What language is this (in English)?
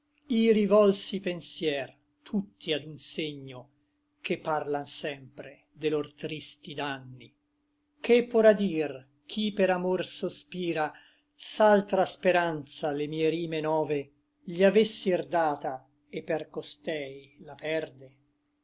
Italian